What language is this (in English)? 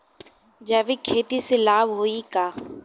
Bhojpuri